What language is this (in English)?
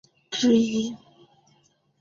Chinese